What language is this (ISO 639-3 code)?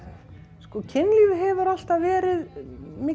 isl